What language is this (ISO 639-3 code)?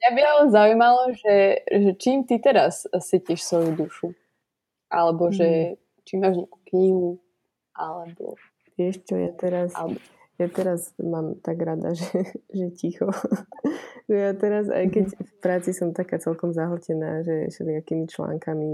slk